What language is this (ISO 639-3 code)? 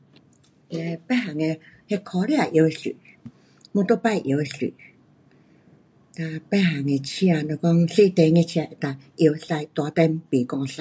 cpx